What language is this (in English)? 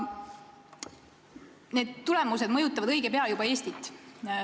Estonian